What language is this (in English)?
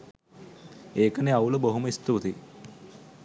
Sinhala